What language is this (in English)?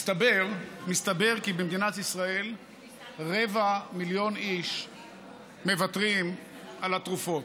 Hebrew